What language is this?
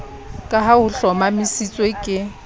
Southern Sotho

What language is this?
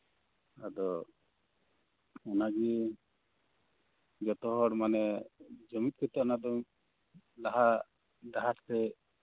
Santali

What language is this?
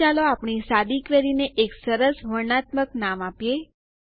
Gujarati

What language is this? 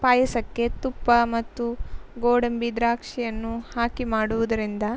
Kannada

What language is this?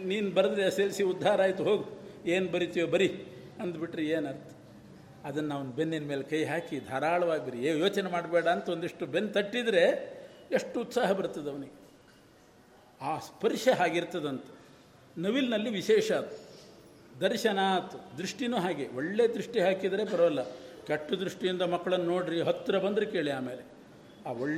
Kannada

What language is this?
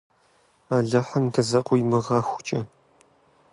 Kabardian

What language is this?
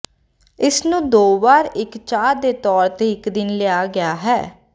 Punjabi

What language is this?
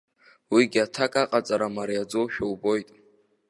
Abkhazian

